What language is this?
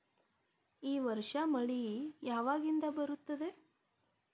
Kannada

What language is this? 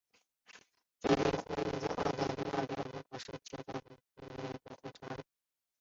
Chinese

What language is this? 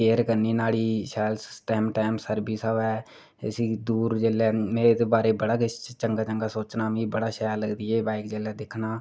Dogri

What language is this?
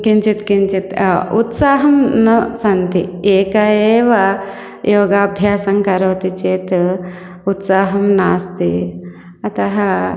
Sanskrit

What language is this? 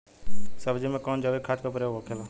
Bhojpuri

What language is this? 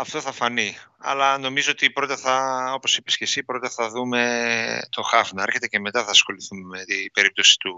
Greek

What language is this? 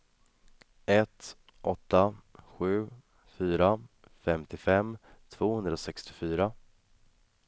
Swedish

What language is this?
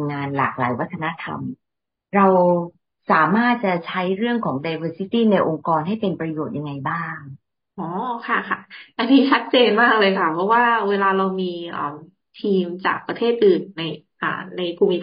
Thai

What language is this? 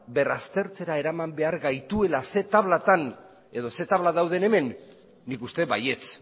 Basque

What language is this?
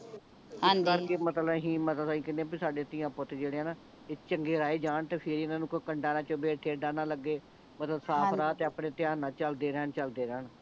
Punjabi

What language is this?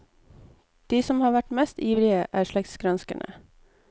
Norwegian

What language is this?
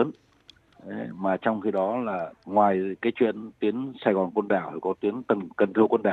Vietnamese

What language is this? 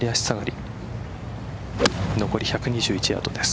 Japanese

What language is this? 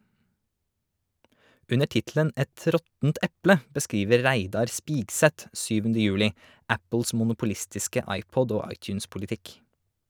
Norwegian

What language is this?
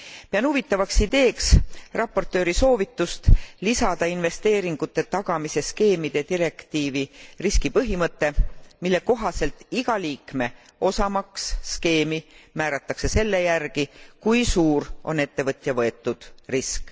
Estonian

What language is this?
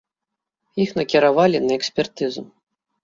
Belarusian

